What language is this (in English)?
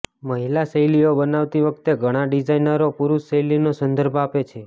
Gujarati